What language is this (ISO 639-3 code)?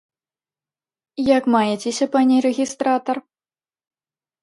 bel